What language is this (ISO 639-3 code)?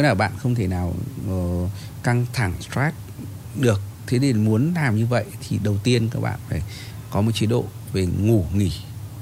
vie